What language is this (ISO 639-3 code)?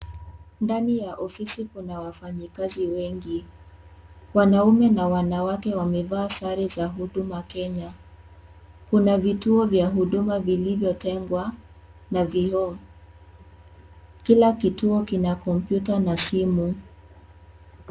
swa